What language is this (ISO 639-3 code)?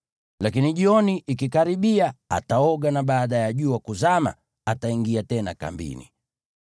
swa